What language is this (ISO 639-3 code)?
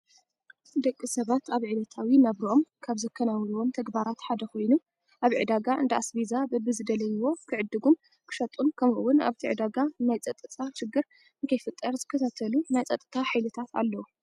tir